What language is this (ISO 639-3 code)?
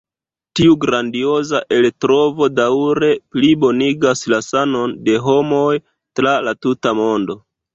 epo